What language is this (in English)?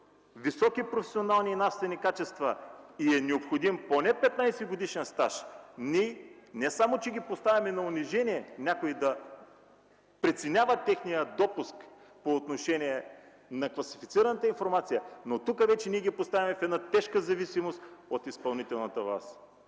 Bulgarian